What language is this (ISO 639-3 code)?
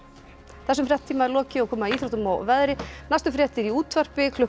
isl